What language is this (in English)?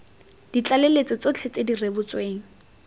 Tswana